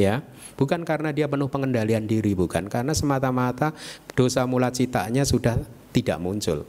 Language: Indonesian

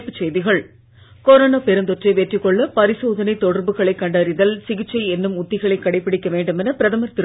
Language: Tamil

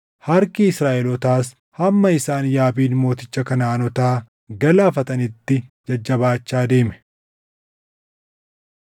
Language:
Oromo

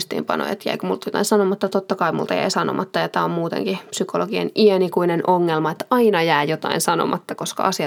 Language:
Finnish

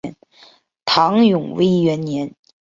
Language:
Chinese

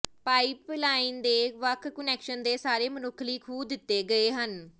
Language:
Punjabi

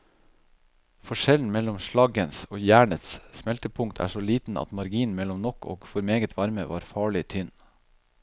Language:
Norwegian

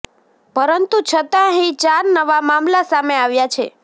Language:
Gujarati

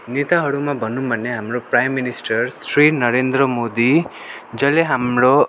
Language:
Nepali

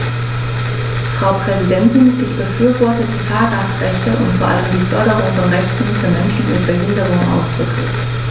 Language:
German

